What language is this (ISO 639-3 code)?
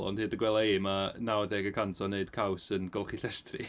cym